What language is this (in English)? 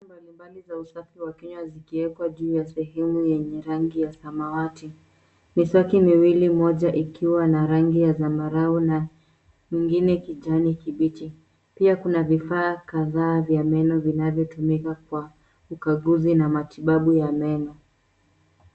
Swahili